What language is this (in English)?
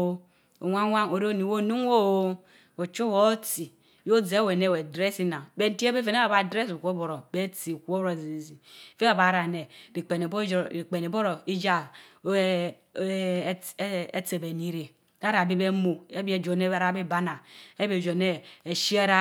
Mbe